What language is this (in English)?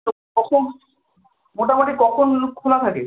Bangla